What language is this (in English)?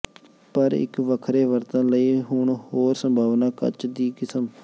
Punjabi